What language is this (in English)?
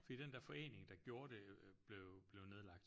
Danish